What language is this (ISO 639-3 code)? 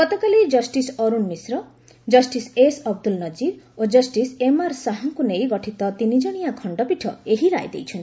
ori